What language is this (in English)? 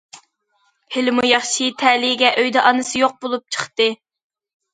Uyghur